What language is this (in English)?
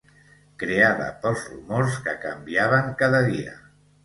Catalan